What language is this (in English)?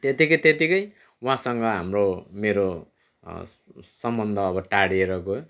Nepali